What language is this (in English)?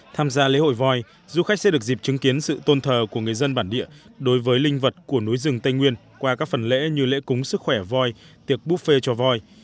Vietnamese